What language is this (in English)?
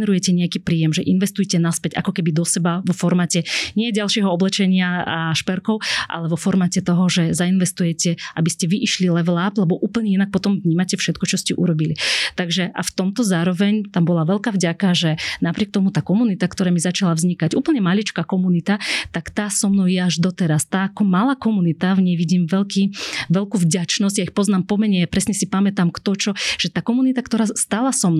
Slovak